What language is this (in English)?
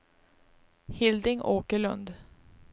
Swedish